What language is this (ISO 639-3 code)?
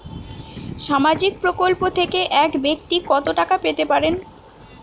ben